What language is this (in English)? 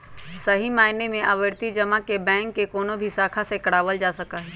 Magahi